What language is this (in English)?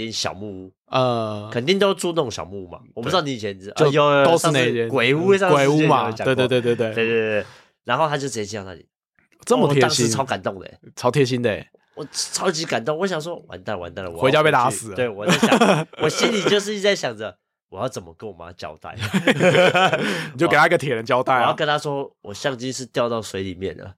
Chinese